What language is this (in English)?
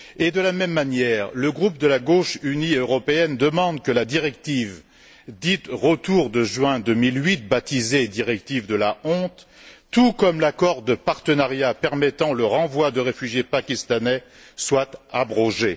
French